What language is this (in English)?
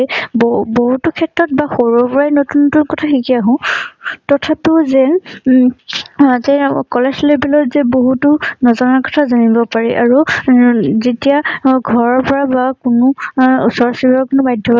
Assamese